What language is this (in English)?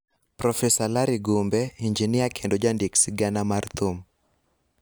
Luo (Kenya and Tanzania)